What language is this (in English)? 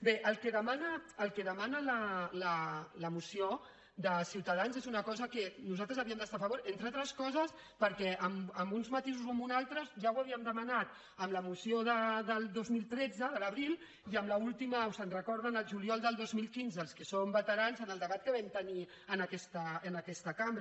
Catalan